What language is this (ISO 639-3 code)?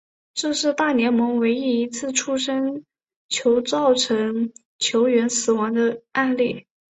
zho